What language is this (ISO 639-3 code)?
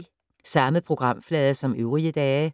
dan